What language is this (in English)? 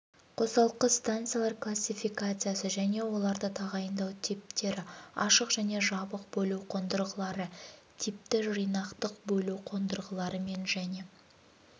Kazakh